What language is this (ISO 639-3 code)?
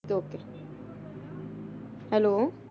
pan